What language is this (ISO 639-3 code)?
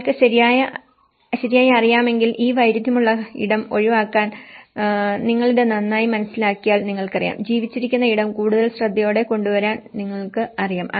mal